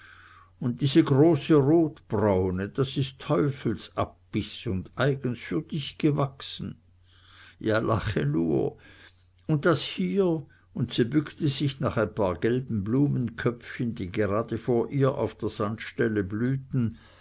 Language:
German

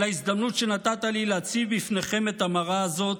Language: Hebrew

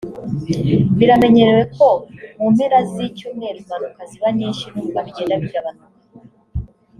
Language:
Kinyarwanda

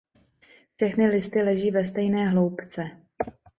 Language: Czech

